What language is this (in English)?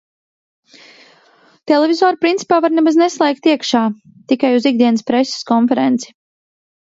Latvian